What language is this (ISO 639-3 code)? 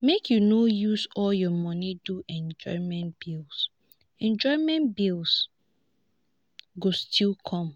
pcm